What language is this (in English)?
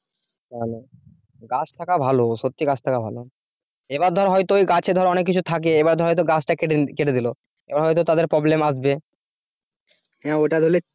Bangla